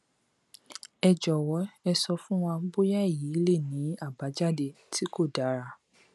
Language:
Yoruba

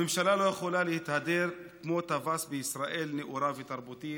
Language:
Hebrew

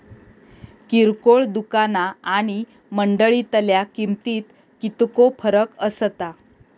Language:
Marathi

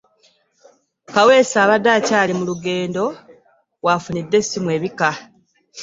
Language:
Ganda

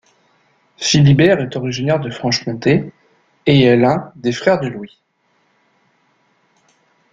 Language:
French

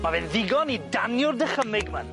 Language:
Welsh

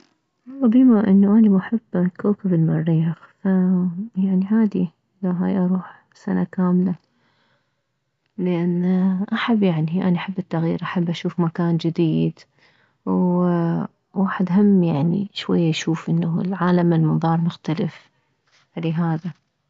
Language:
Mesopotamian Arabic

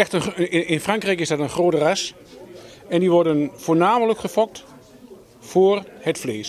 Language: Dutch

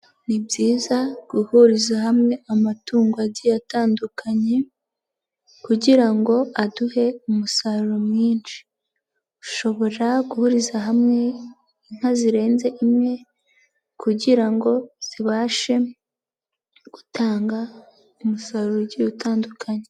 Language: Kinyarwanda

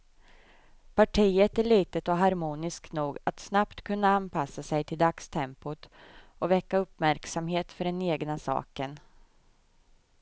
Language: Swedish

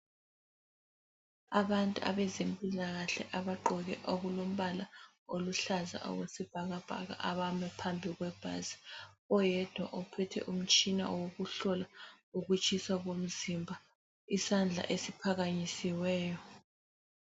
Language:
North Ndebele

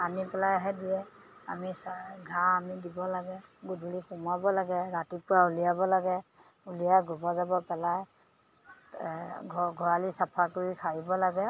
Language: Assamese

